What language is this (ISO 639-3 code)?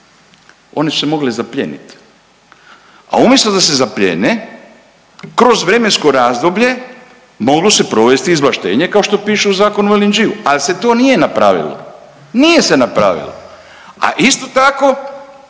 hrv